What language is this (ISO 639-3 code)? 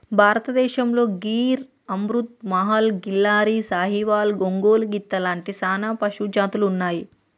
tel